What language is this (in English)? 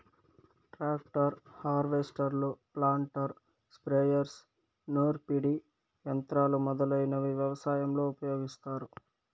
Telugu